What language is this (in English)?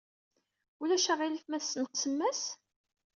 Kabyle